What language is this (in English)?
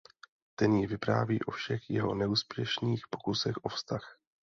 Czech